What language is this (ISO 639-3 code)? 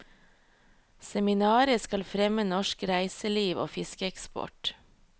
nor